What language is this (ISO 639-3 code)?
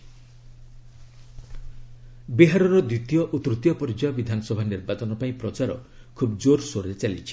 ori